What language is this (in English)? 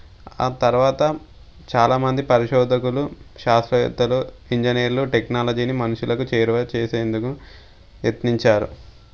Telugu